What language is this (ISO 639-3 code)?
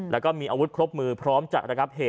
tha